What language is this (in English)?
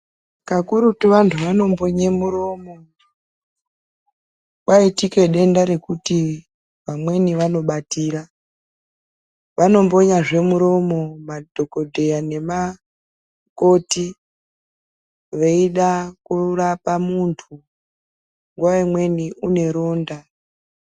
Ndau